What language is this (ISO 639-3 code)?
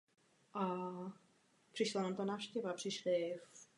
ces